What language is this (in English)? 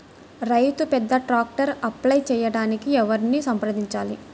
Telugu